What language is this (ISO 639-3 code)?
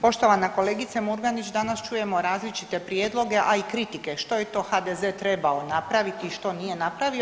hrv